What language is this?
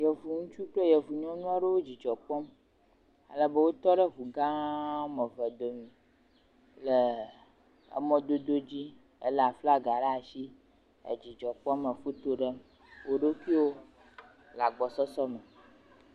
Ewe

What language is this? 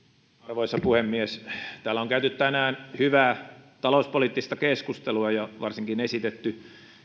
Finnish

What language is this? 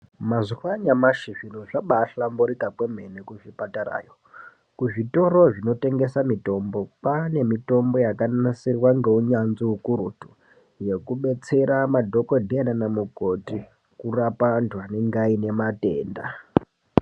Ndau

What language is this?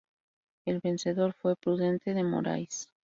Spanish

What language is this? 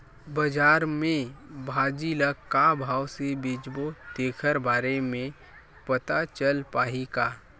Chhattisgarhi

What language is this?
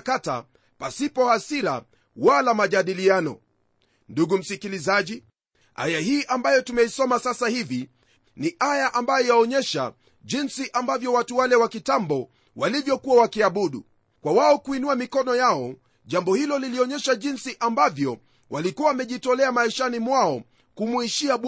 Swahili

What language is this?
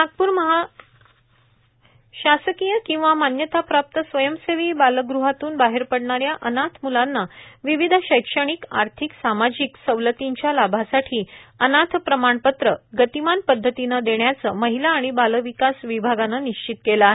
Marathi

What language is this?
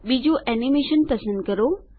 Gujarati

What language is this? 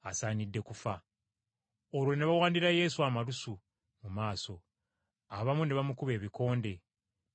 Ganda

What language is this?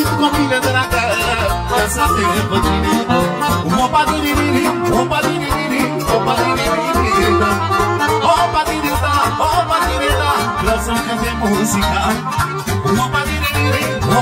Romanian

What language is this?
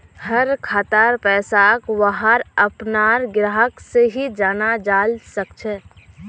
Magahi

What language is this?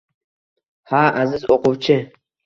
Uzbek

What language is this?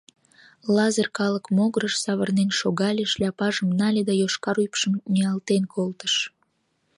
Mari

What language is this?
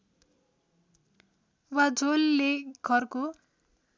Nepali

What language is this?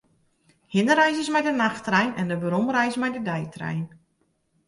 Western Frisian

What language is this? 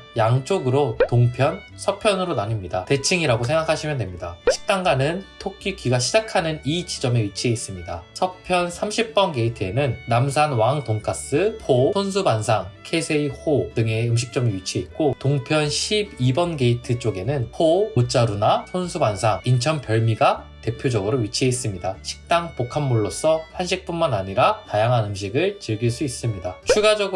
Korean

